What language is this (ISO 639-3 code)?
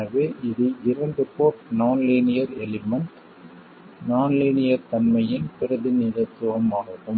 tam